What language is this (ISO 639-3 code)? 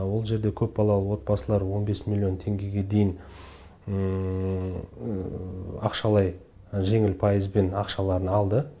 kaz